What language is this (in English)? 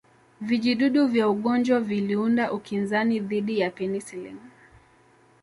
Swahili